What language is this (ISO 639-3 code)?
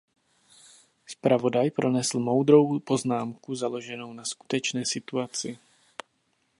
ces